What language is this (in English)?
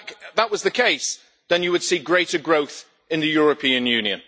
English